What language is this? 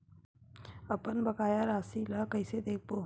Chhattisgarhi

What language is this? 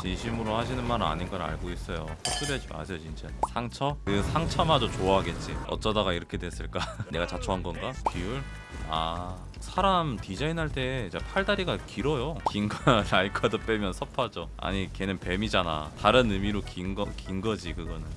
Korean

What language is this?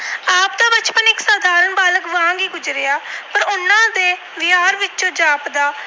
Punjabi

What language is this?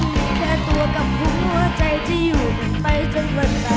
Thai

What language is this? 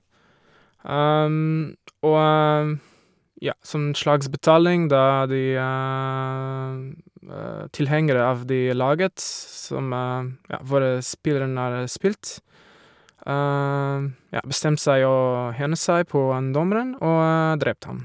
Norwegian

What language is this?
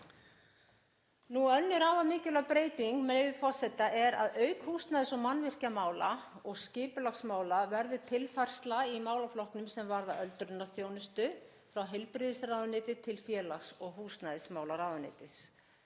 Icelandic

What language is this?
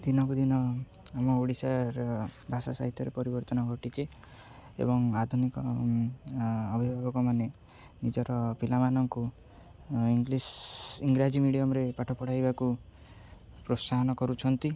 Odia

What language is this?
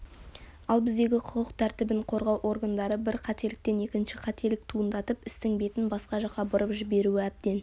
Kazakh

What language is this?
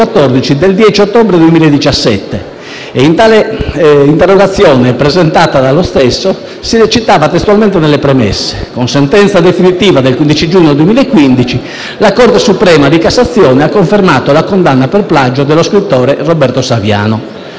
Italian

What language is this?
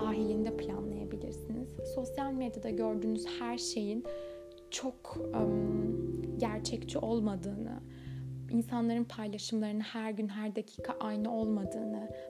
Turkish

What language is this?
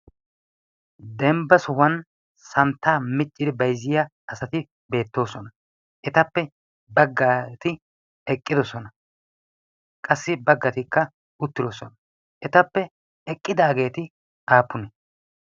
Wolaytta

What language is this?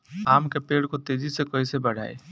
Bhojpuri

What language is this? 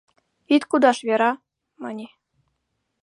Mari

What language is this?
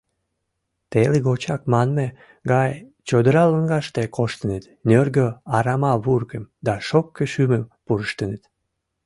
Mari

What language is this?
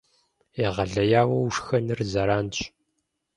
Kabardian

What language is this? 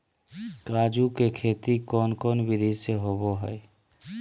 Magahi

